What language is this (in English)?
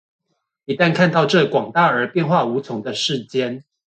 Chinese